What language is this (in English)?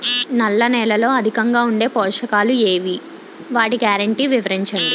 Telugu